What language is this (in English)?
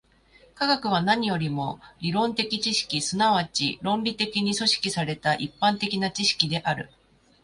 Japanese